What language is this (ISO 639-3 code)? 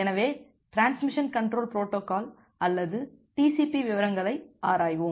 tam